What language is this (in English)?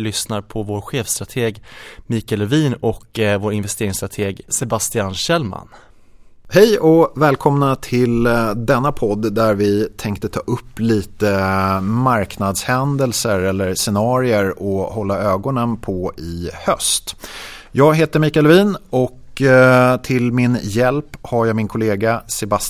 Swedish